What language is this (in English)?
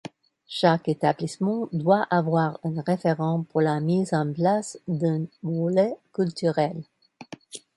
French